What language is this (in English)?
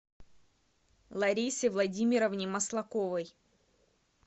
Russian